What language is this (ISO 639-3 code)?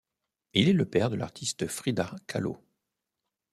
fra